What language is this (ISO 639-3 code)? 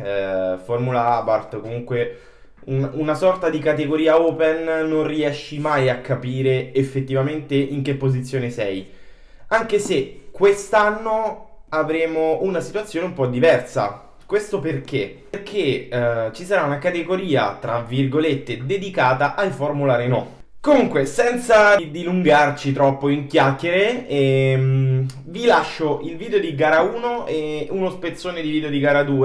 ita